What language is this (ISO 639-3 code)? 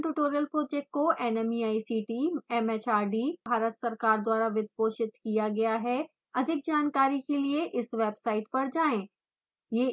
hin